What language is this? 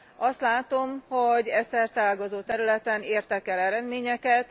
Hungarian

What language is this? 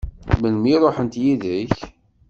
Kabyle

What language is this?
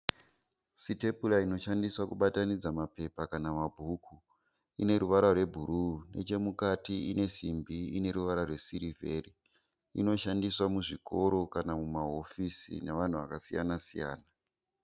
Shona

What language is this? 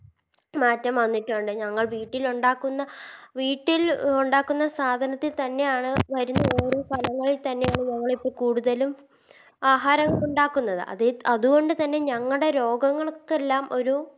Malayalam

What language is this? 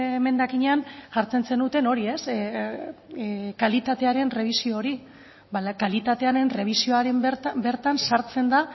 Basque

